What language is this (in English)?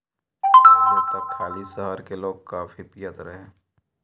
Bhojpuri